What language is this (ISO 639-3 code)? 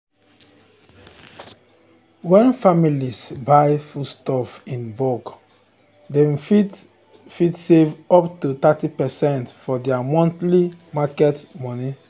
pcm